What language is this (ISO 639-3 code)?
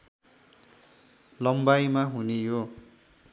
nep